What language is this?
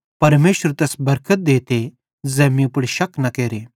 Bhadrawahi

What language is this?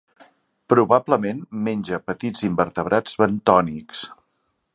Catalan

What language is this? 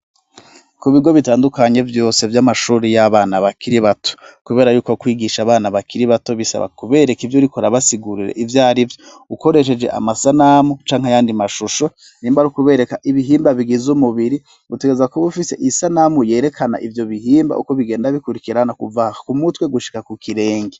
Rundi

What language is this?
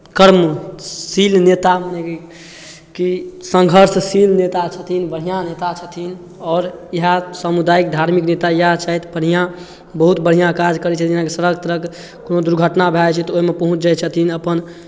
Maithili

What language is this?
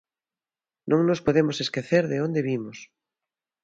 Galician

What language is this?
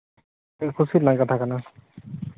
Santali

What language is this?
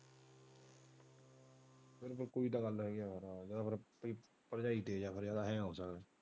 Punjabi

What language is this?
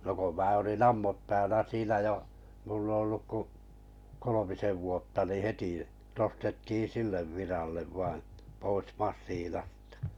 Finnish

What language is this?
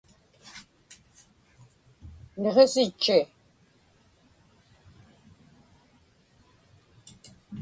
Inupiaq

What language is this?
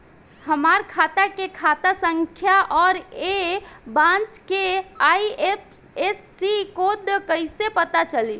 Bhojpuri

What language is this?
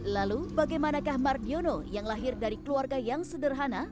Indonesian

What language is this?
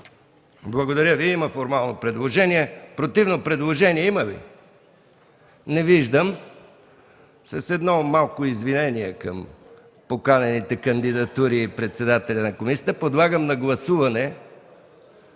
Bulgarian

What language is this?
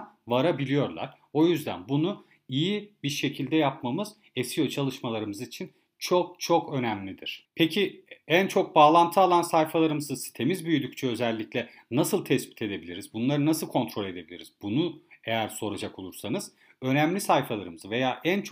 Turkish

